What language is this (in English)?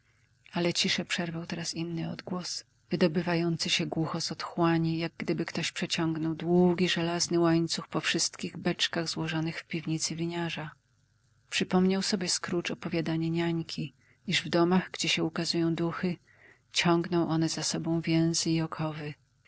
Polish